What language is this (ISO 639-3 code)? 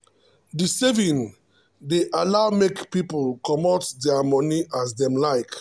pcm